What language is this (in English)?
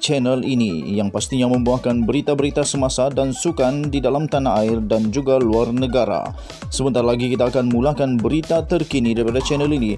Malay